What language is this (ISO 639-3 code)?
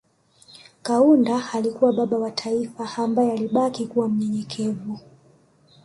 swa